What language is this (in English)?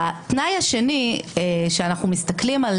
Hebrew